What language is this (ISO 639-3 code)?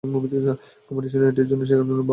ben